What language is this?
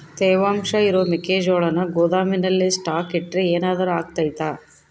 Kannada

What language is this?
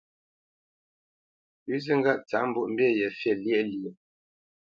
Bamenyam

